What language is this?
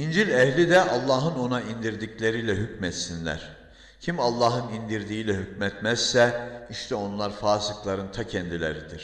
Turkish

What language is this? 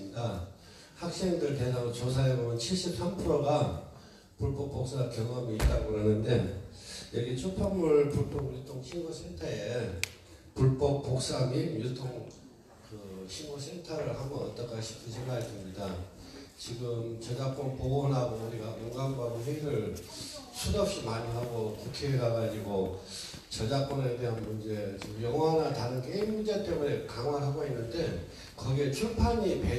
Korean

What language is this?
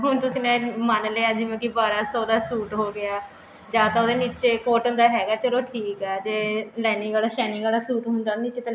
Punjabi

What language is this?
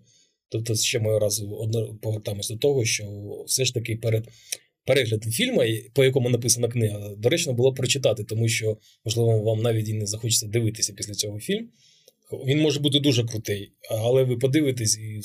Ukrainian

